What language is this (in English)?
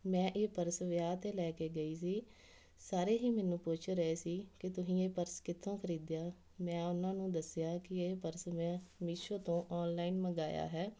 Punjabi